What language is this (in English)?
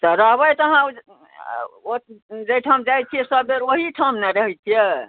Maithili